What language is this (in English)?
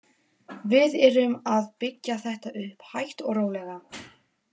Icelandic